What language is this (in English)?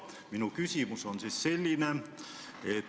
Estonian